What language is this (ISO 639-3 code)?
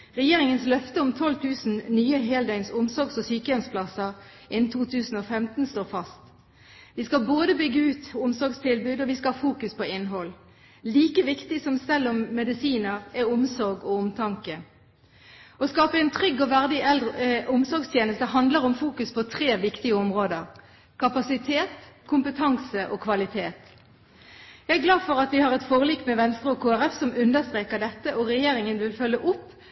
nob